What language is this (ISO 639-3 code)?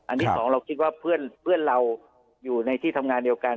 tha